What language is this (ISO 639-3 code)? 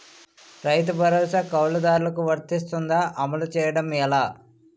tel